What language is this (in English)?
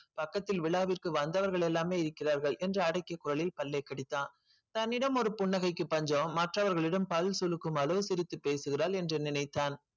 Tamil